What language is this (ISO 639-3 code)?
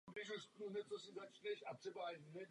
ces